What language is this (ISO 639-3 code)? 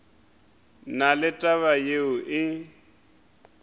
nso